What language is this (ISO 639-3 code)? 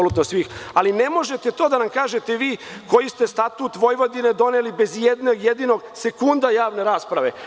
srp